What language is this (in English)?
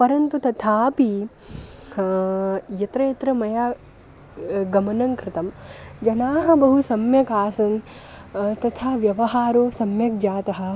Sanskrit